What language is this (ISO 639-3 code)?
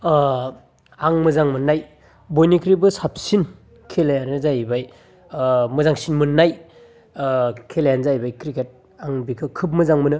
brx